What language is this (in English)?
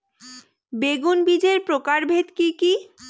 Bangla